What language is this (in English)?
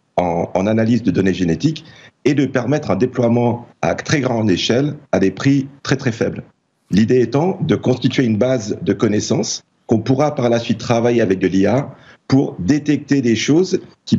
French